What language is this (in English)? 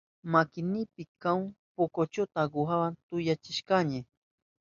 Southern Pastaza Quechua